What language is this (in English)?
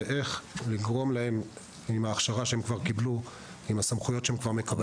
Hebrew